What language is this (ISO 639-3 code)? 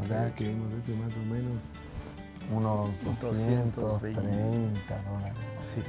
spa